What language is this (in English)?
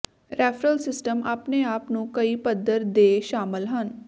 Punjabi